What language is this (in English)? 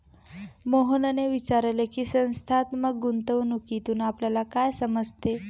Marathi